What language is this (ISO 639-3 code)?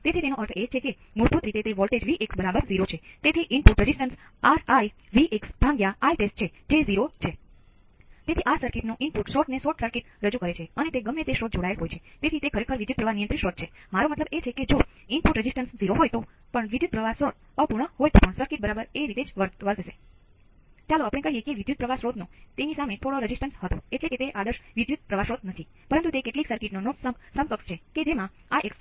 guj